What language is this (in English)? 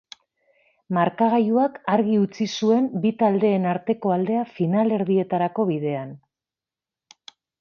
Basque